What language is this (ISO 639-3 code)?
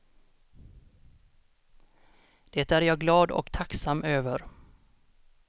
swe